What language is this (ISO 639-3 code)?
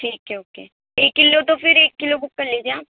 urd